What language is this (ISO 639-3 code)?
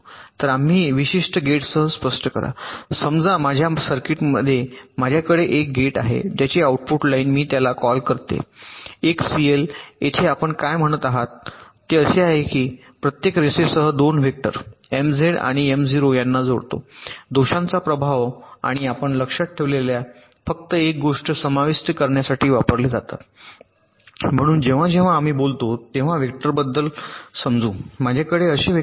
mar